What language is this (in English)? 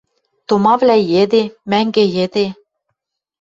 Western Mari